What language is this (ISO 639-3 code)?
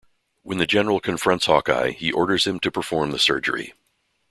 eng